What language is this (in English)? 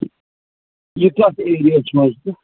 Kashmiri